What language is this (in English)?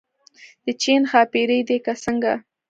Pashto